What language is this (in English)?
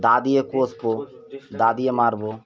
Bangla